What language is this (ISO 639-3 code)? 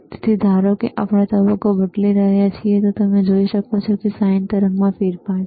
guj